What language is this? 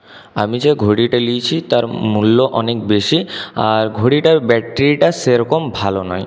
Bangla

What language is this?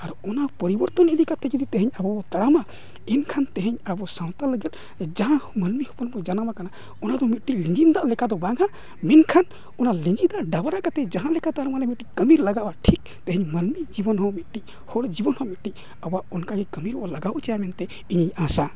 Santali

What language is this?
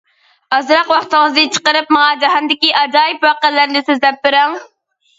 Uyghur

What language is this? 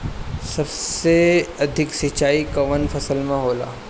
Bhojpuri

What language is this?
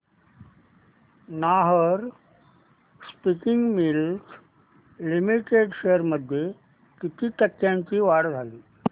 Marathi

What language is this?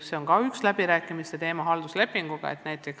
Estonian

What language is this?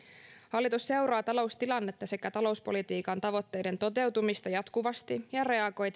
Finnish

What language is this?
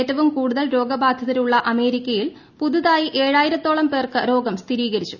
Malayalam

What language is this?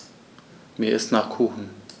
German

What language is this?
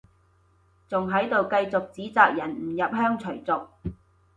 Cantonese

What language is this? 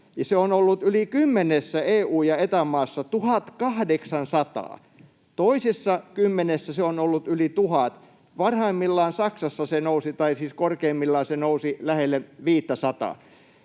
Finnish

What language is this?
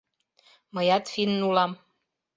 Mari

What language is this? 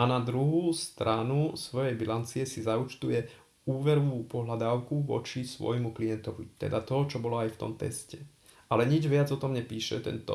Slovak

